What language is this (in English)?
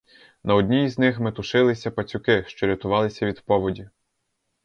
Ukrainian